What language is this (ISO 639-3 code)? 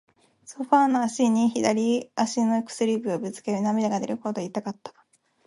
jpn